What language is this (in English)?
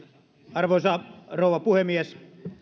Finnish